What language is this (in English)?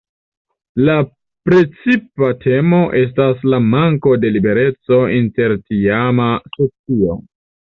Esperanto